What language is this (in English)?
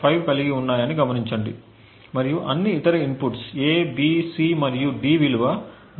Telugu